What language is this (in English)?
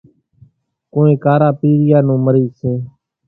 Kachi Koli